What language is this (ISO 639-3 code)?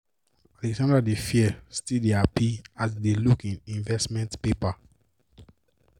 pcm